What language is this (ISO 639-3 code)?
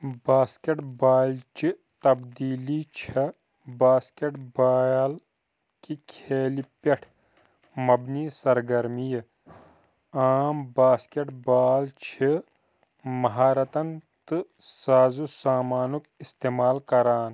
kas